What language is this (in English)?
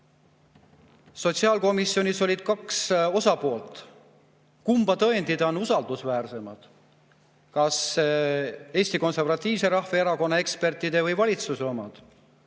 Estonian